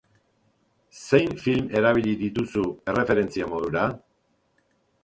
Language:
Basque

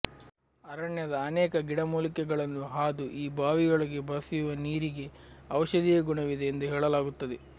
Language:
Kannada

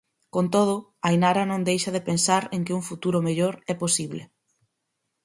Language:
Galician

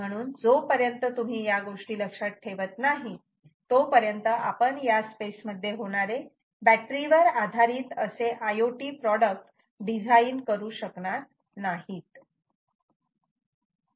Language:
Marathi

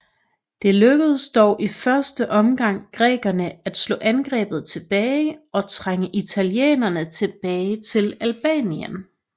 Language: Danish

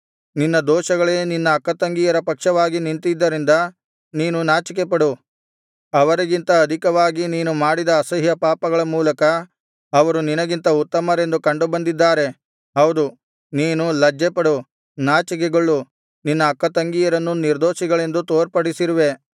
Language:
Kannada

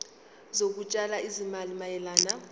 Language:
Zulu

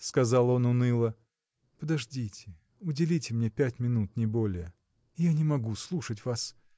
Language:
Russian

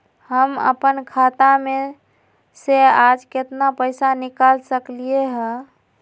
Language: Magahi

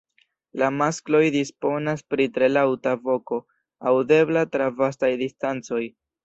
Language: Esperanto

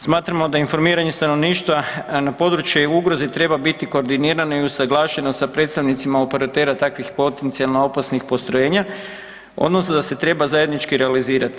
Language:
Croatian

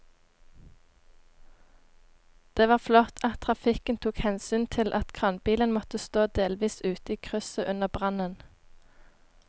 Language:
Norwegian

